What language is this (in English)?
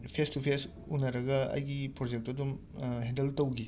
Manipuri